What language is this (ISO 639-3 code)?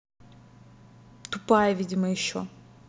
rus